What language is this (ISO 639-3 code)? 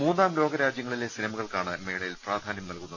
mal